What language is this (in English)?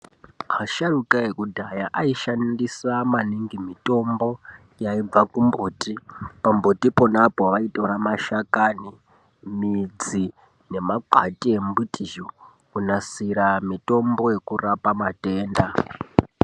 Ndau